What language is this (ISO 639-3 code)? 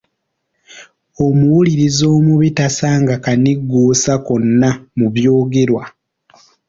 lug